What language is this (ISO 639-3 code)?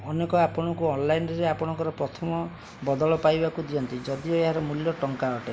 ori